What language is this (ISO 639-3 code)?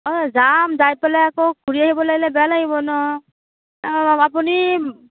asm